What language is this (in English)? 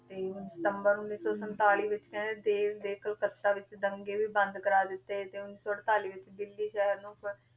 Punjabi